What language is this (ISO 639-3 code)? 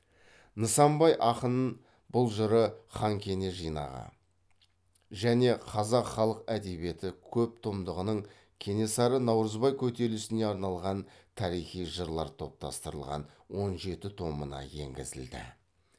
kaz